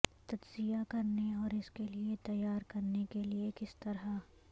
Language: Urdu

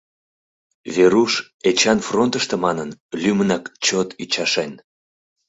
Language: Mari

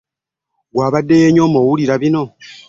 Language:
Ganda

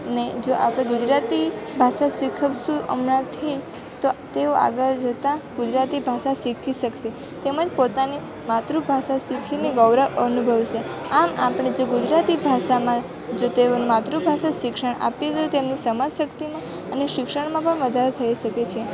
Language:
Gujarati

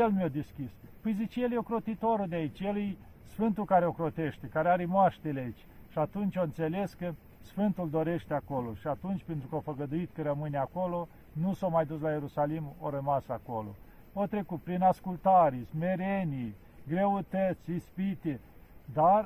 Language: Romanian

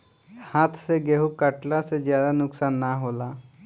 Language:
Bhojpuri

